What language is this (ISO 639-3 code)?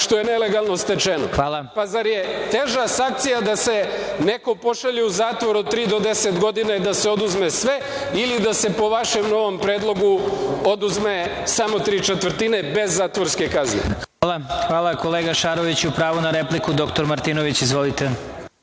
srp